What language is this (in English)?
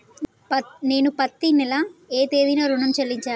Telugu